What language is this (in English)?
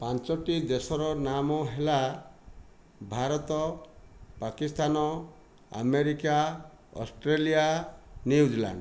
Odia